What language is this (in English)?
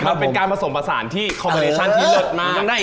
Thai